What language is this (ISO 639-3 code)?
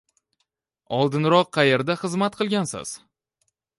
uzb